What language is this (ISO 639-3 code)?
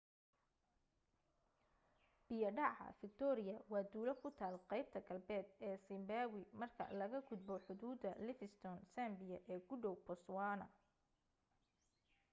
som